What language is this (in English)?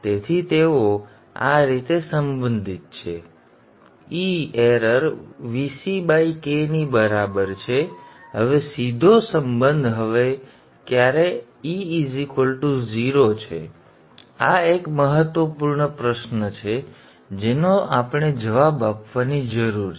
Gujarati